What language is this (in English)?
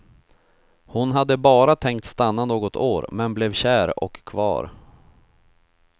Swedish